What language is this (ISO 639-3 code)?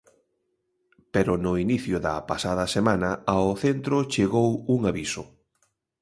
glg